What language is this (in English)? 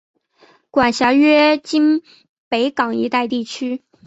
Chinese